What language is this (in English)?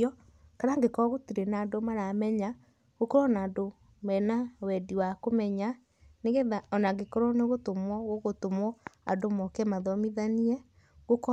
Kikuyu